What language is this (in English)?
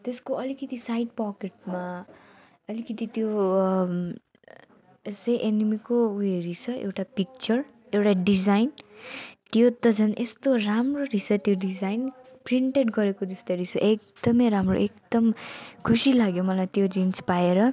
Nepali